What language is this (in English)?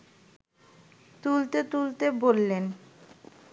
Bangla